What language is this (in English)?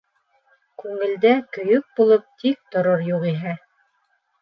Bashkir